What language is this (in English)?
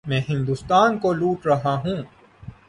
Urdu